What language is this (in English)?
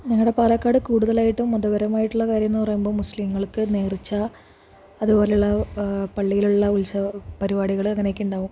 Malayalam